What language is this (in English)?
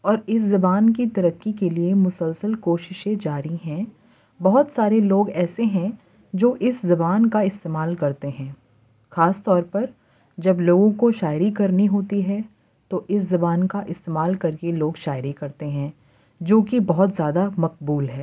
Urdu